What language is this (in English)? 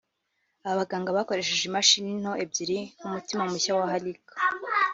Kinyarwanda